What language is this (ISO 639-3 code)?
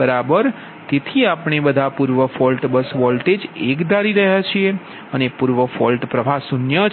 guj